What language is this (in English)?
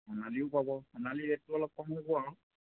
Assamese